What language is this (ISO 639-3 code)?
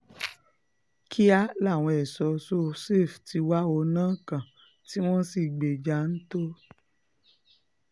yor